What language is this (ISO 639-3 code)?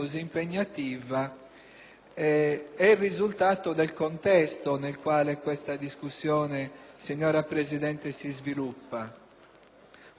ita